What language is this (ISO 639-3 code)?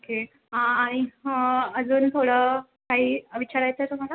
mar